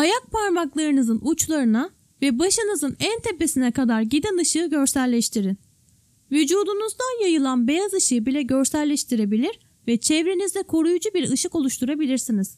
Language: Turkish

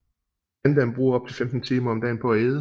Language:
Danish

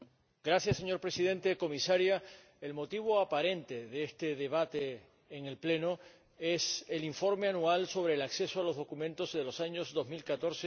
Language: Spanish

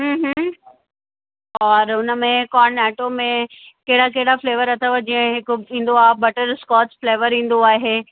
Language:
Sindhi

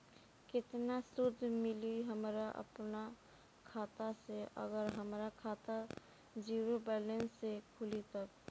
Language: Bhojpuri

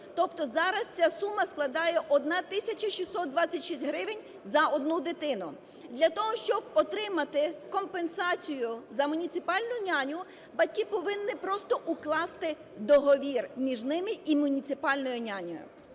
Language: Ukrainian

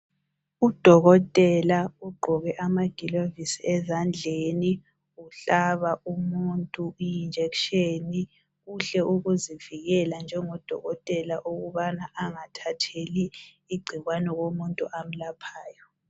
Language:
North Ndebele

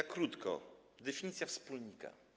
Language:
Polish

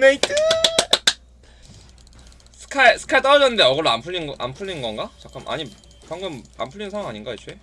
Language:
Korean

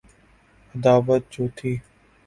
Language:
Urdu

